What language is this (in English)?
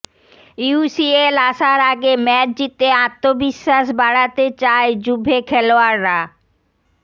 Bangla